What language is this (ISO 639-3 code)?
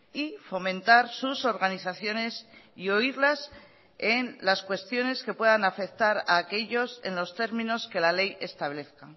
spa